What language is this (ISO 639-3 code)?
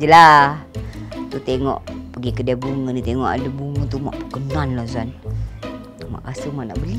msa